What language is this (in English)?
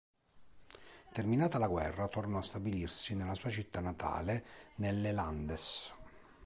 Italian